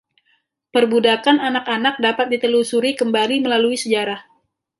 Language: Indonesian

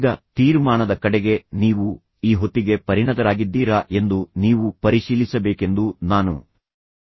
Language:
Kannada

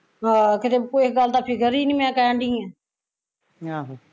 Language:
Punjabi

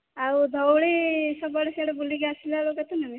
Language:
Odia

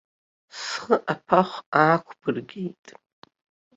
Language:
Abkhazian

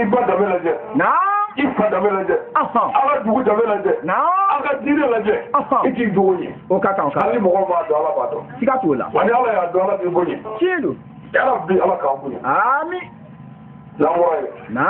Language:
French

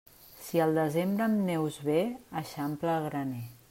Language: Catalan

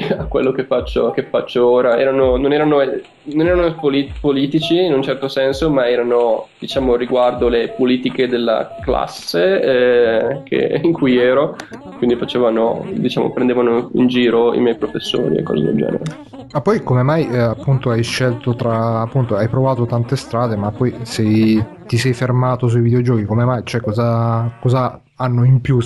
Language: Italian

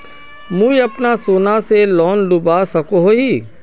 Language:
Magahi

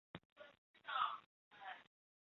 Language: Chinese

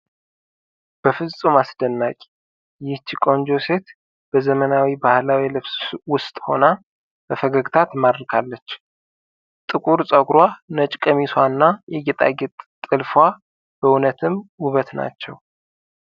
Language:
Amharic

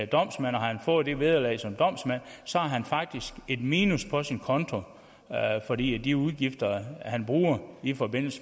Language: Danish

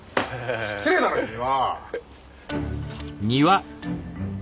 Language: Japanese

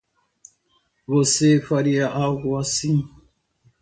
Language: Portuguese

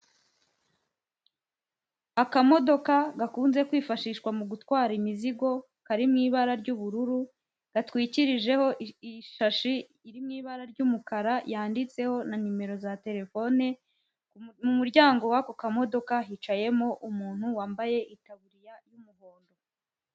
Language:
Kinyarwanda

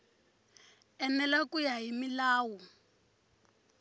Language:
Tsonga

